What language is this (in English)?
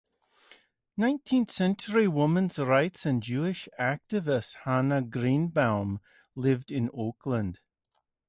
English